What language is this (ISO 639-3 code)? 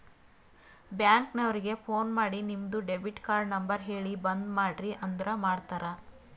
kan